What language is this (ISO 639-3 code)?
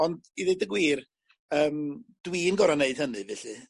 cym